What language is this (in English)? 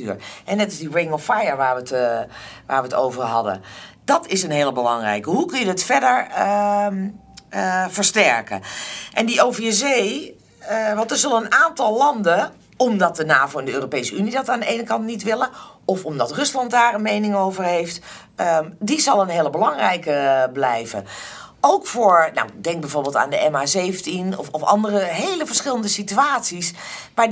Dutch